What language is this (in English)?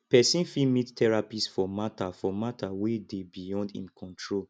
Nigerian Pidgin